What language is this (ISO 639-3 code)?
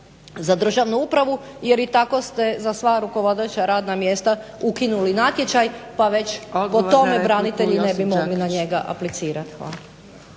hrv